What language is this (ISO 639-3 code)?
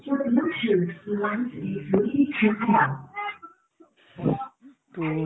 asm